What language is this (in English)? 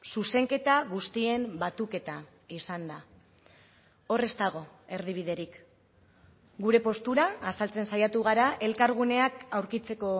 Basque